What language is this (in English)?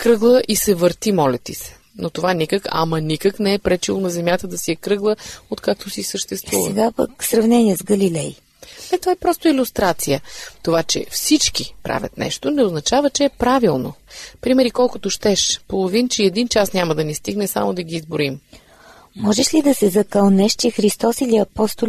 Bulgarian